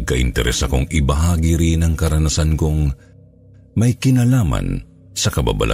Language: Filipino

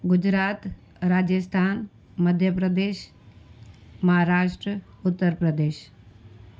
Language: Sindhi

